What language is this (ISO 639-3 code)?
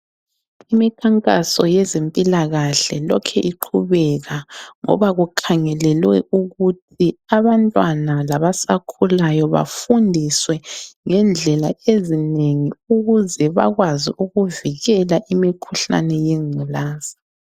nde